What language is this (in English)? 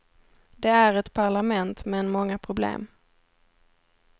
Swedish